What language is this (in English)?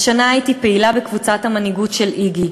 Hebrew